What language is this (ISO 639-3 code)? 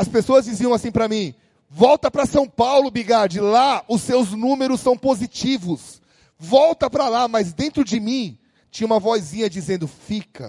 por